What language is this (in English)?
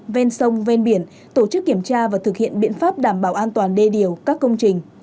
Vietnamese